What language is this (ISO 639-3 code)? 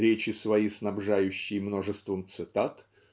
rus